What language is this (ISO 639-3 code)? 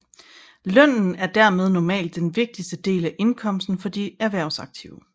dan